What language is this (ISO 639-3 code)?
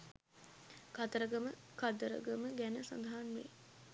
sin